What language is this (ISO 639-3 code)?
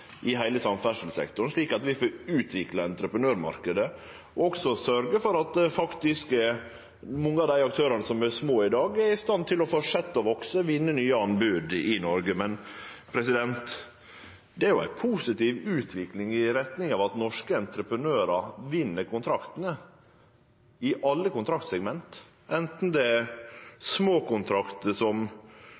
nno